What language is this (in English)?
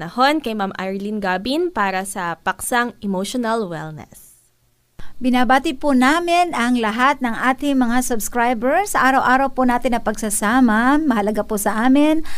Filipino